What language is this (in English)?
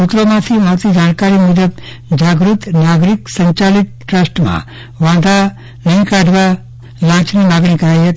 Gujarati